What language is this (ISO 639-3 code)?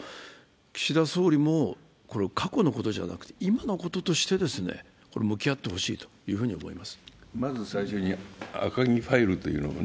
jpn